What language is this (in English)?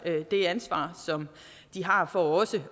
Danish